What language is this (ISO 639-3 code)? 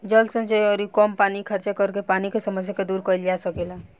bho